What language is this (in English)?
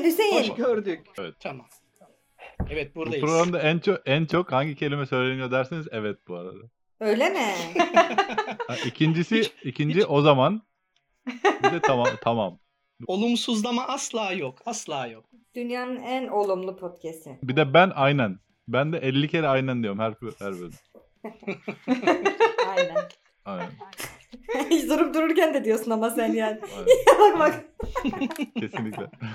Turkish